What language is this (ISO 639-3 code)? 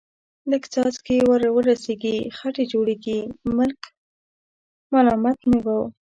pus